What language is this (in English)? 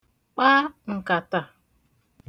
Igbo